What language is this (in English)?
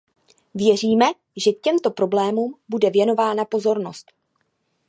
Czech